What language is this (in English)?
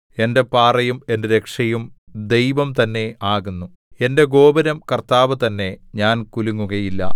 Malayalam